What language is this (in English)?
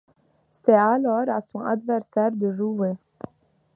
French